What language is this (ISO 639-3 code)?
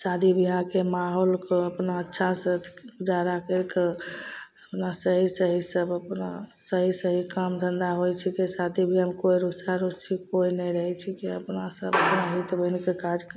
mai